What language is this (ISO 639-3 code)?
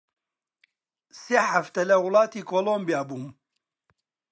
ckb